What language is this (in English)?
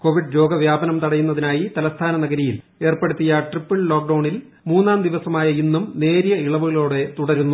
Malayalam